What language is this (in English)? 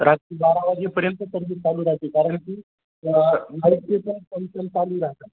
Marathi